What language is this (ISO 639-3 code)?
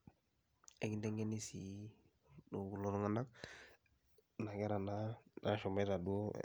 mas